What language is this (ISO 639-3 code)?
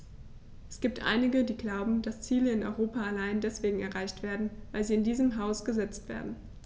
deu